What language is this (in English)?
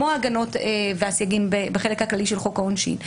Hebrew